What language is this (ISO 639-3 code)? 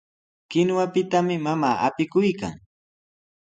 qws